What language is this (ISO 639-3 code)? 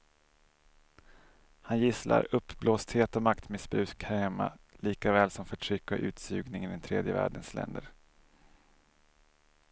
swe